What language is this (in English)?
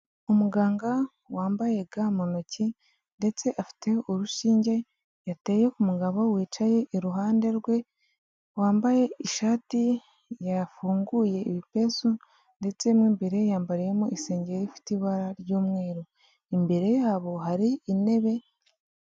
Kinyarwanda